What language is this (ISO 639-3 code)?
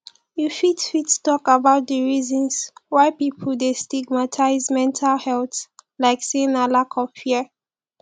pcm